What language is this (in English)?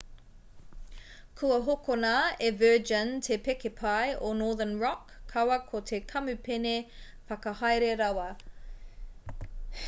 Māori